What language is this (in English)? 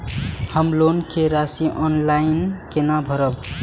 Maithili